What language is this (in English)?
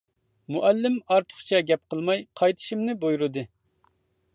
Uyghur